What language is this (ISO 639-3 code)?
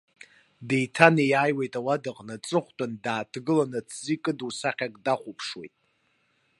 abk